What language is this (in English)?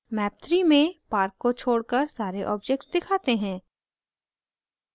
Hindi